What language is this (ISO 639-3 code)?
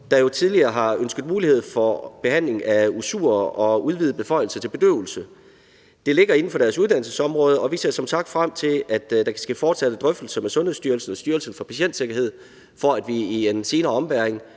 dan